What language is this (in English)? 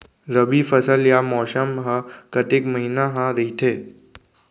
Chhattisgarhi